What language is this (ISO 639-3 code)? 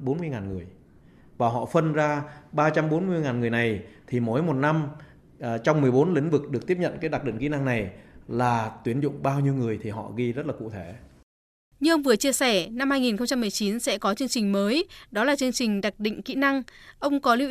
vie